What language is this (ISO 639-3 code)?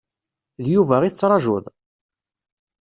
kab